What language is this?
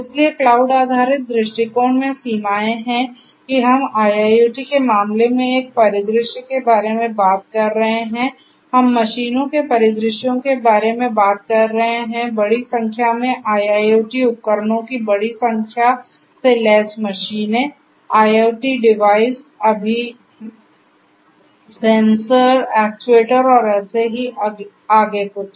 Hindi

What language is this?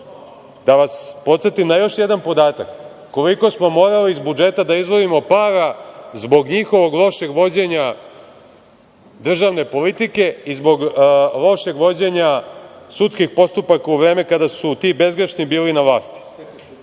Serbian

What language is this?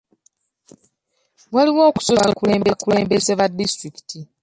Ganda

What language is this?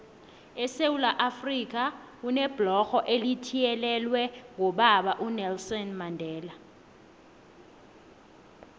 South Ndebele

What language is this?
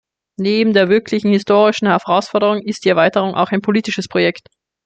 German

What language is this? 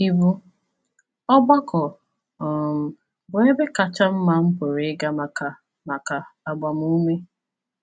Igbo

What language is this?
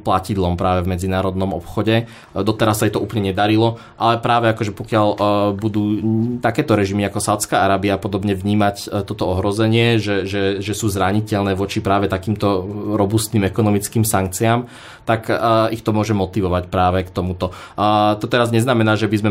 Slovak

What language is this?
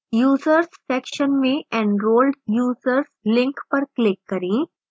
Hindi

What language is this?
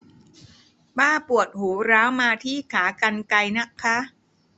Thai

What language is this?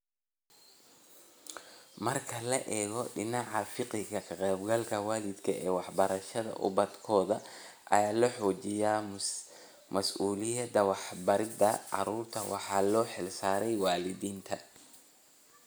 Somali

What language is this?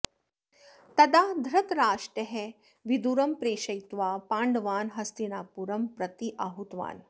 Sanskrit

